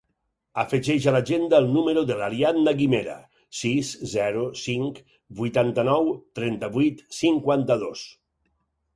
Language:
Catalan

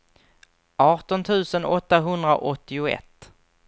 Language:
Swedish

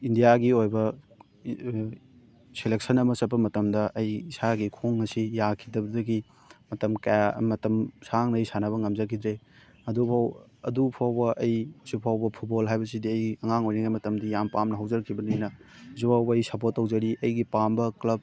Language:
Manipuri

